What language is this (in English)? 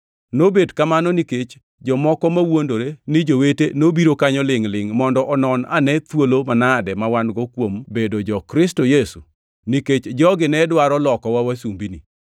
Luo (Kenya and Tanzania)